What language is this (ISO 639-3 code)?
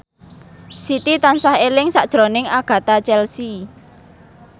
jav